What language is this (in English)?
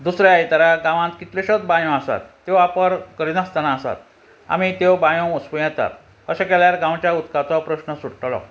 Konkani